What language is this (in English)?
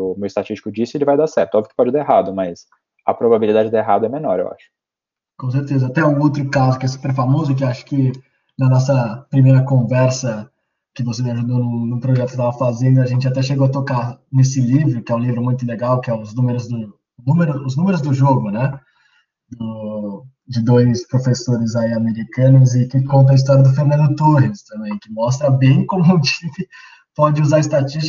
Portuguese